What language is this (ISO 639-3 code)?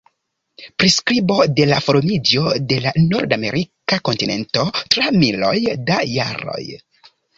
epo